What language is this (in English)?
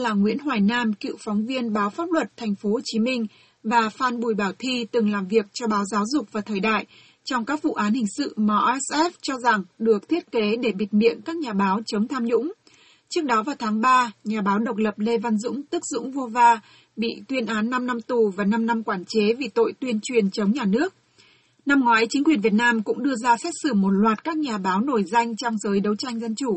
Vietnamese